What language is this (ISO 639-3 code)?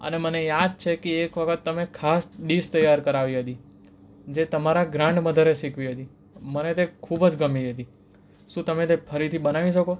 guj